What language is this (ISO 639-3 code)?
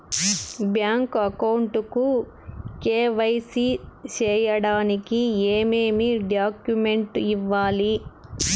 tel